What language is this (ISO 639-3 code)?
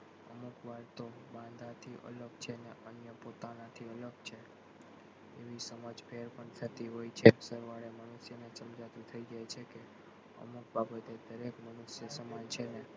guj